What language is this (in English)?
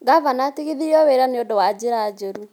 Kikuyu